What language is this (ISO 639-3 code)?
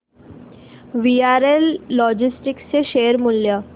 mar